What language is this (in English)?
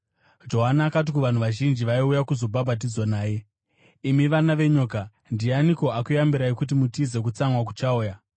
Shona